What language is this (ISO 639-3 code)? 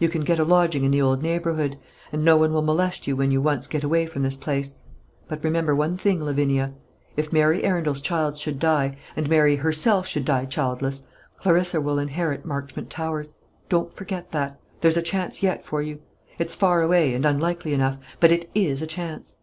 eng